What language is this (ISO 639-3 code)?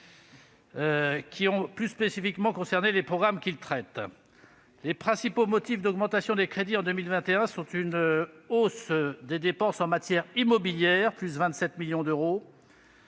fra